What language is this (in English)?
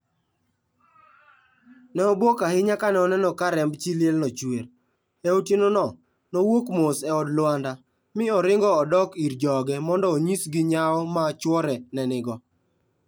Luo (Kenya and Tanzania)